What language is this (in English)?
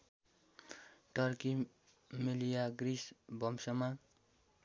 Nepali